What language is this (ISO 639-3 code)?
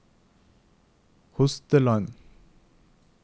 nor